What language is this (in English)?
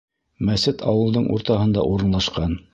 Bashkir